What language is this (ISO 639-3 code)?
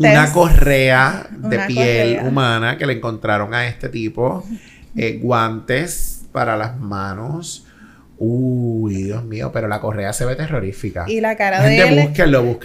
spa